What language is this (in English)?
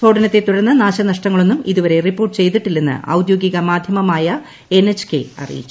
Malayalam